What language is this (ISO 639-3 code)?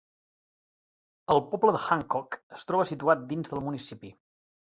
cat